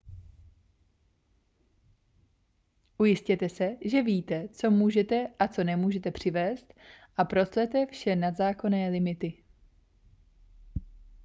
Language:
Czech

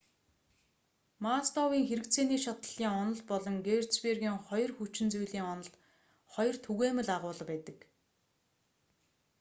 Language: Mongolian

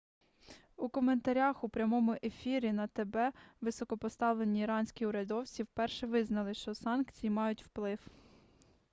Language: Ukrainian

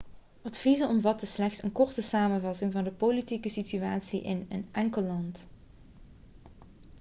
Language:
Dutch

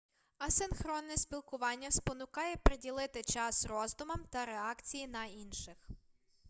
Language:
Ukrainian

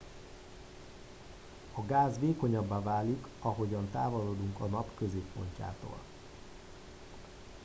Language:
Hungarian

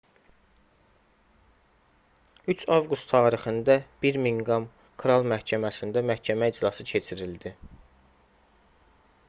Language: Azerbaijani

